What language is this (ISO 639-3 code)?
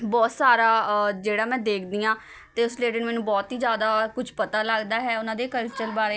pan